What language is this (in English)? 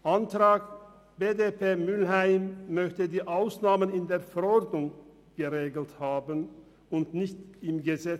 Swiss German